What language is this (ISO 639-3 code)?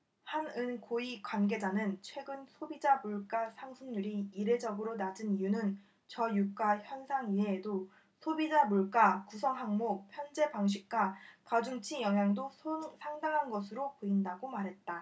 kor